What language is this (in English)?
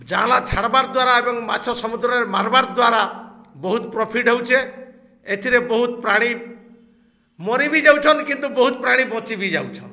Odia